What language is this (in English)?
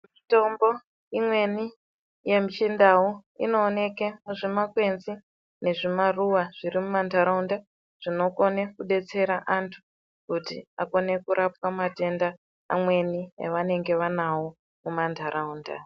Ndau